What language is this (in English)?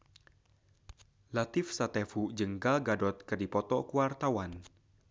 Sundanese